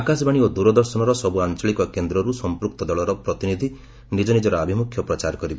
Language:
Odia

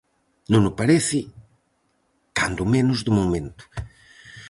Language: Galician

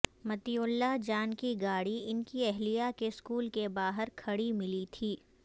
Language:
Urdu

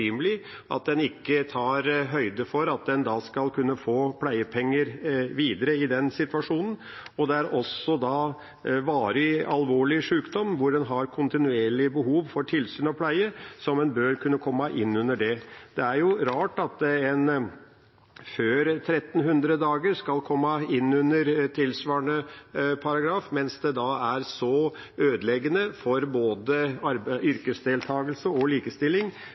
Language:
Norwegian Bokmål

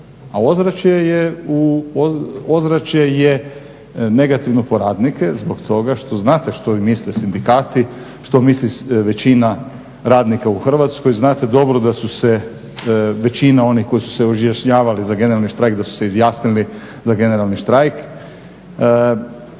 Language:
Croatian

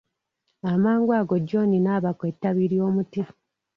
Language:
Ganda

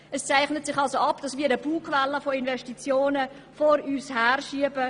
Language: Swiss German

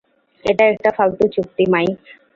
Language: Bangla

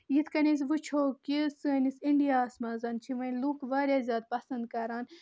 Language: Kashmiri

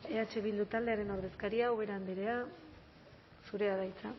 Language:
Basque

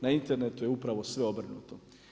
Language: Croatian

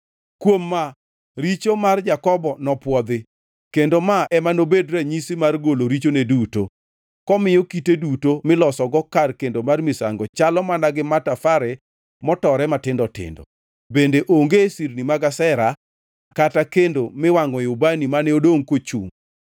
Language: Luo (Kenya and Tanzania)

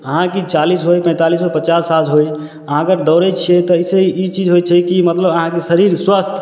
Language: Maithili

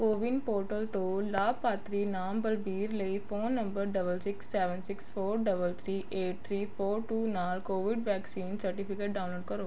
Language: Punjabi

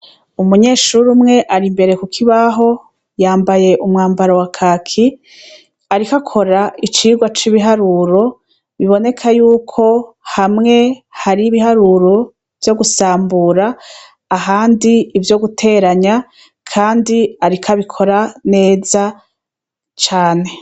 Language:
Rundi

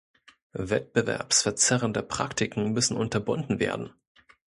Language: German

